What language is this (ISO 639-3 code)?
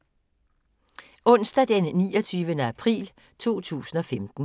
dan